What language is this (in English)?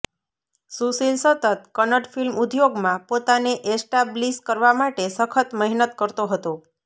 Gujarati